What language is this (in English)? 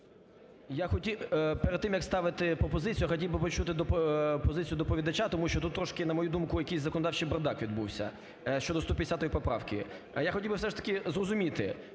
Ukrainian